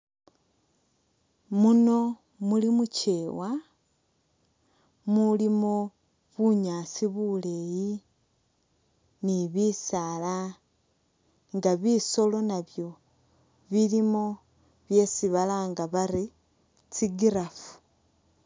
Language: Masaaba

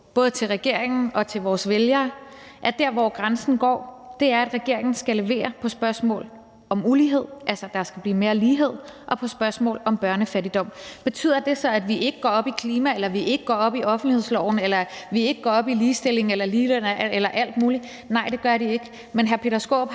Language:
Danish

